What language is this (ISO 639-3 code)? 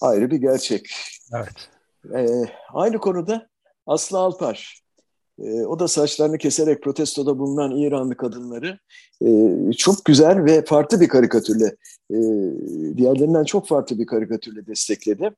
tur